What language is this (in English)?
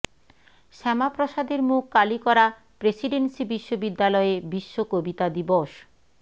Bangla